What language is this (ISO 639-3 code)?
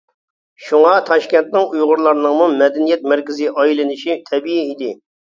uig